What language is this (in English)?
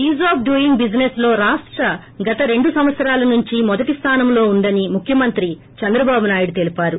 Telugu